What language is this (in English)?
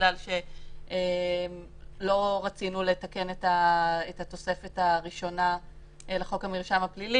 Hebrew